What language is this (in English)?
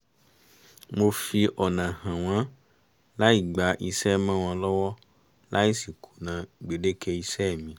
Yoruba